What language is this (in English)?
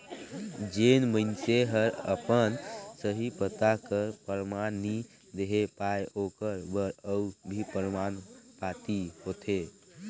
Chhattisgarhi